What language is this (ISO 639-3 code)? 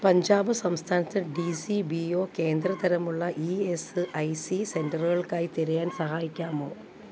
mal